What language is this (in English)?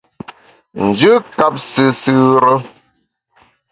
Bamun